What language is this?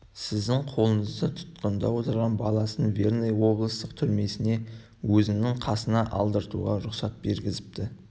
Kazakh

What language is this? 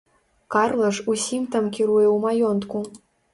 Belarusian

